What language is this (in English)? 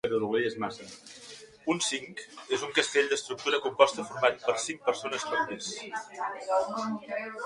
Catalan